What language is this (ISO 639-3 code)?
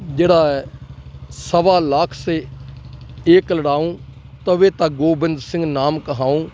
pan